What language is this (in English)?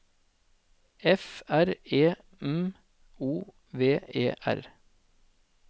Norwegian